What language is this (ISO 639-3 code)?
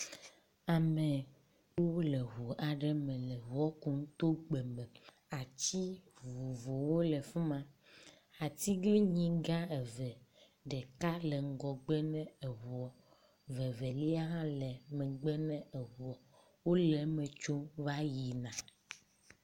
ewe